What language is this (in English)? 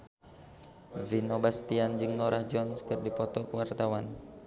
Sundanese